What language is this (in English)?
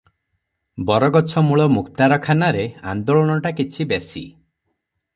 Odia